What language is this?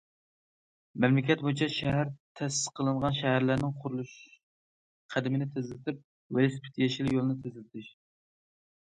Uyghur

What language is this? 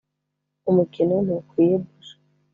Kinyarwanda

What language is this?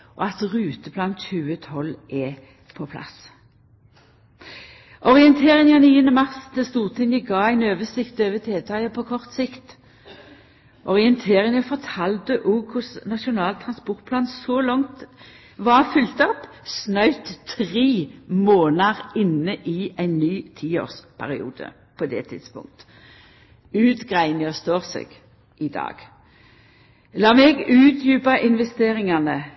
Norwegian Nynorsk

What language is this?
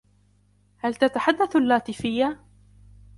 Arabic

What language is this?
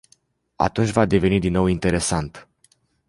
Romanian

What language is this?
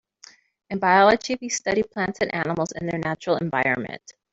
English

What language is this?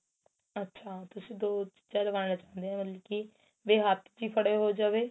Punjabi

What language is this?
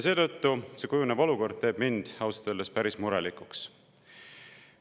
Estonian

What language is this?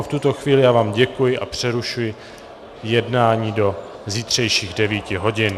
Czech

